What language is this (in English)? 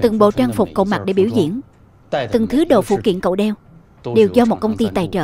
Vietnamese